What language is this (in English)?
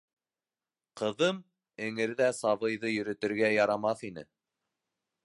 Bashkir